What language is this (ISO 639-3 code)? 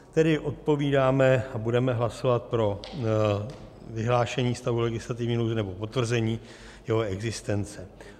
ces